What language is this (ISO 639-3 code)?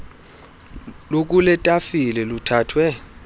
xho